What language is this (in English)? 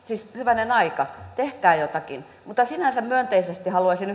Finnish